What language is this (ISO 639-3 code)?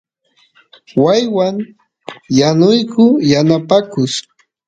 qus